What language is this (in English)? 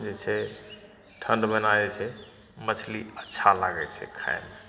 Maithili